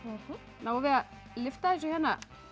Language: Icelandic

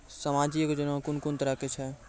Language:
Maithili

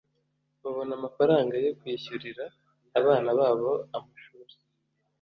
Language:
Kinyarwanda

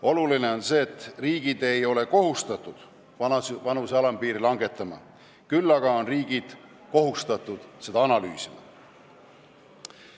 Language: Estonian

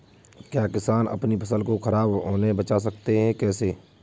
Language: Hindi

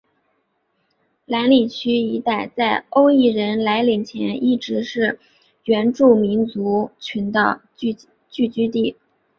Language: Chinese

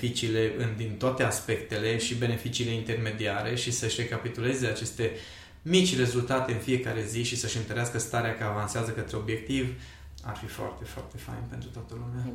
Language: Romanian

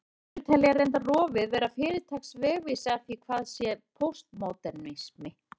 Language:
Icelandic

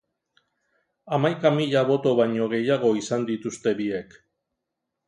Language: Basque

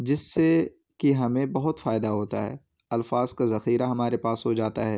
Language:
Urdu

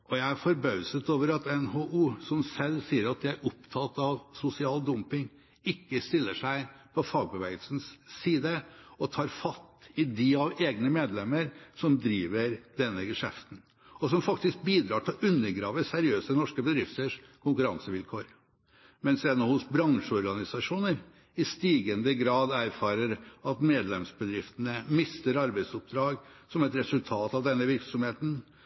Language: Norwegian Bokmål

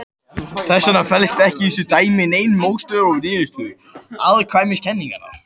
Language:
Icelandic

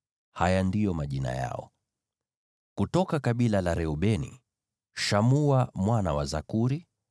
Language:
Swahili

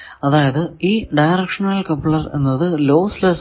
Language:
Malayalam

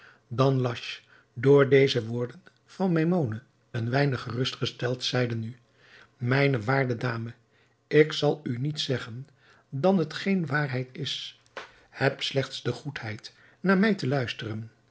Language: Dutch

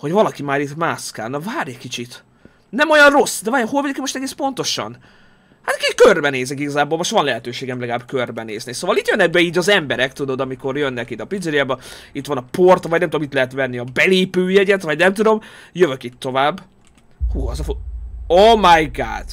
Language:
Hungarian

